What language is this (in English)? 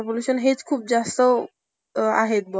Marathi